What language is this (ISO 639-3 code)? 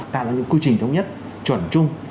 vie